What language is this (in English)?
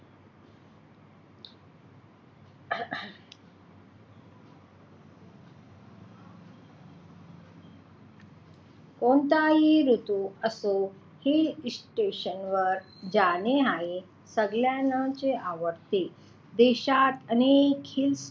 Marathi